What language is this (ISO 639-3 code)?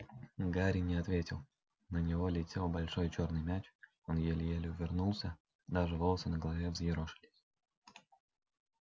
rus